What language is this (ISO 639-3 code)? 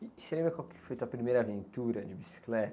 por